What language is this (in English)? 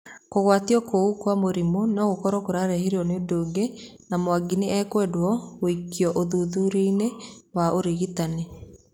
Kikuyu